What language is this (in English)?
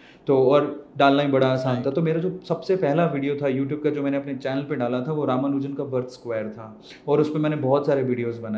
Hindi